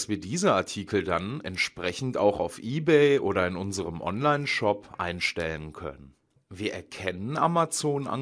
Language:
German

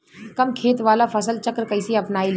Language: Bhojpuri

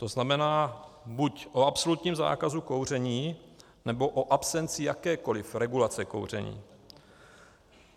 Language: Czech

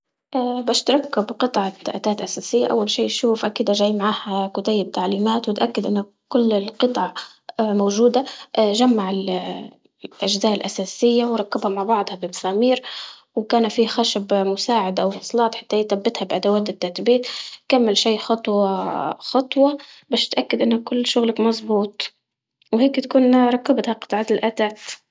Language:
Libyan Arabic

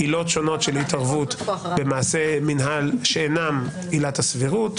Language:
Hebrew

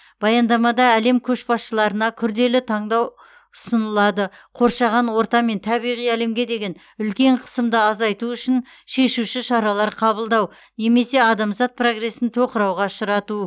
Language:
Kazakh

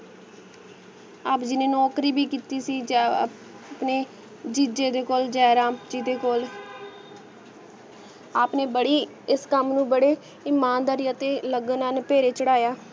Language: Punjabi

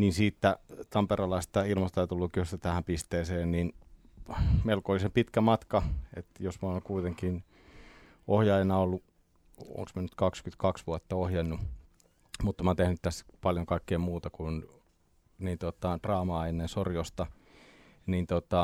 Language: Finnish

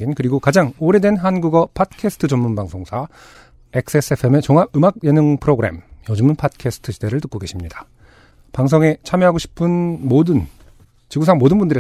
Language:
Korean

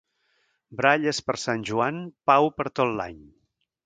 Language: Catalan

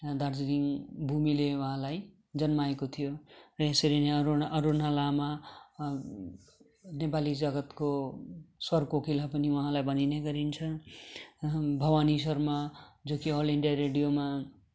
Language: Nepali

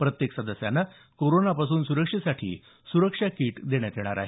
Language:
Marathi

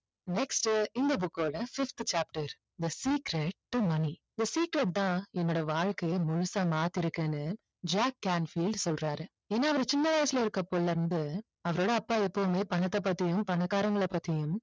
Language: Tamil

